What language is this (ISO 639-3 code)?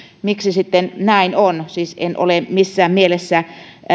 fin